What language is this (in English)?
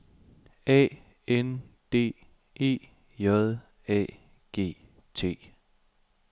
Danish